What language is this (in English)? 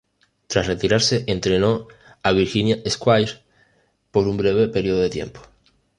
Spanish